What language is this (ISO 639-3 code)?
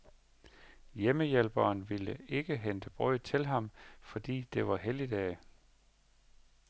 dan